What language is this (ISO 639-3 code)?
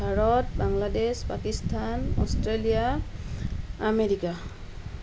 asm